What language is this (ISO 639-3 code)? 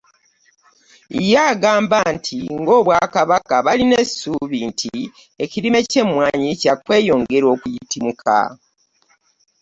lug